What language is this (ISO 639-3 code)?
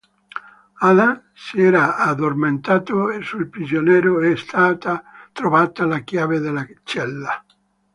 ita